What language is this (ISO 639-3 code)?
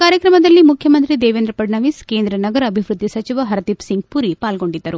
kan